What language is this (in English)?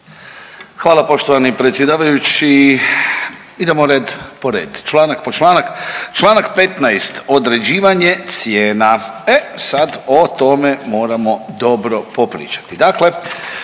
Croatian